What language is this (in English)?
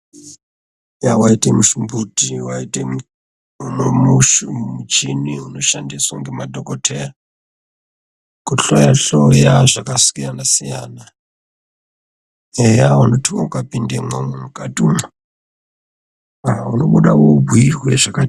Ndau